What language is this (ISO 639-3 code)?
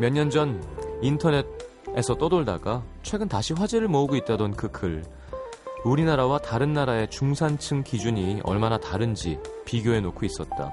kor